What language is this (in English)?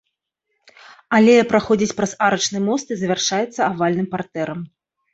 Belarusian